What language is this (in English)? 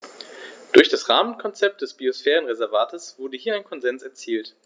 German